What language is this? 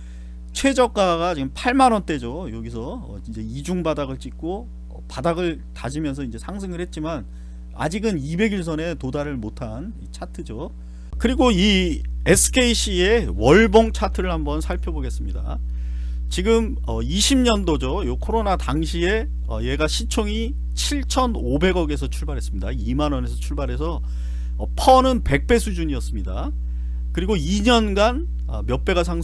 Korean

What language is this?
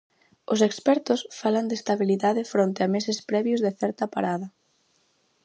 Galician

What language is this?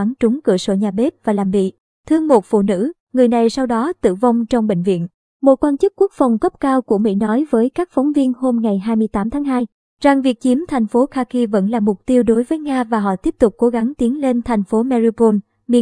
Vietnamese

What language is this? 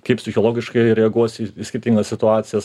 Lithuanian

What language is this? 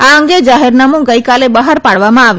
Gujarati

